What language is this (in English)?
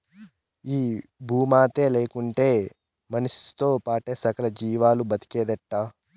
Telugu